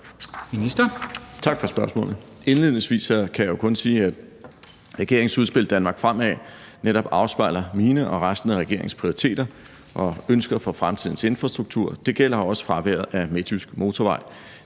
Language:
Danish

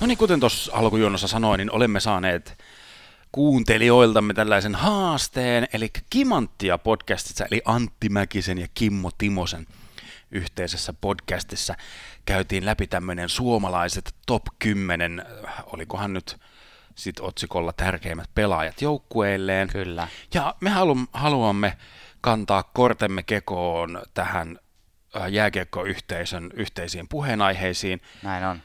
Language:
Finnish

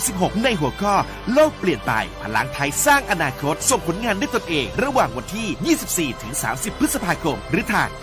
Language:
Thai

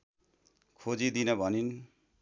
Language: Nepali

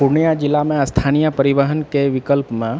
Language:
Maithili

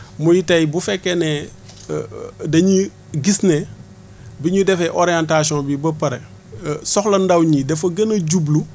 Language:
Wolof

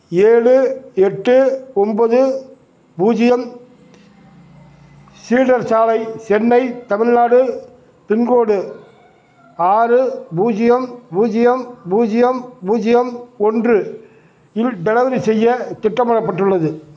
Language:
Tamil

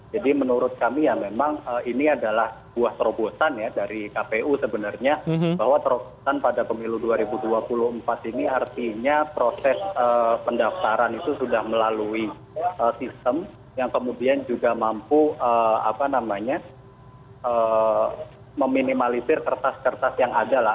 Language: Indonesian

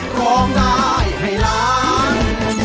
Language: Thai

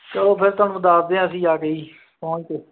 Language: Punjabi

